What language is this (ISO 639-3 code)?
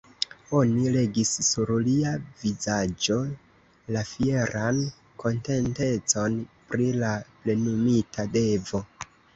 epo